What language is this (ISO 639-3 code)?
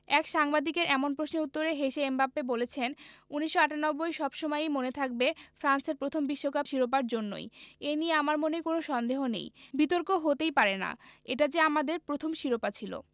ben